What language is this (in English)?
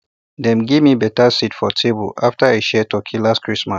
Nigerian Pidgin